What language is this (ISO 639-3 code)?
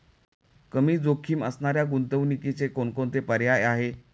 mar